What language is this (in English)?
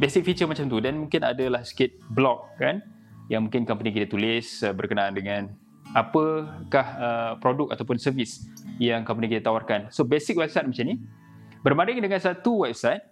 Malay